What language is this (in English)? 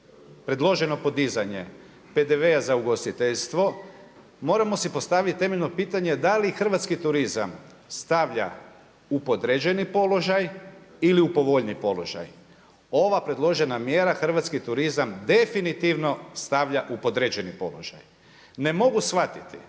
Croatian